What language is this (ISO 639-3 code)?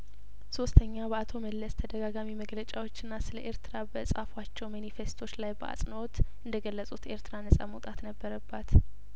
amh